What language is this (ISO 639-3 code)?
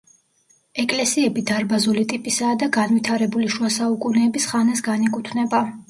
kat